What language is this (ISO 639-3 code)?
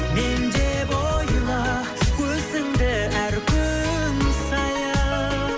kaz